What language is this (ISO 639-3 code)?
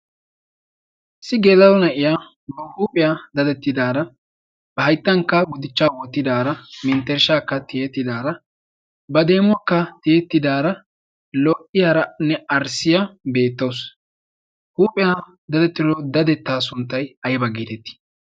wal